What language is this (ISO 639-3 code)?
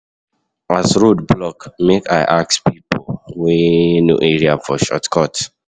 pcm